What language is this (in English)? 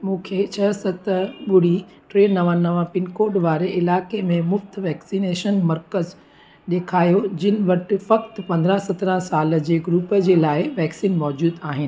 Sindhi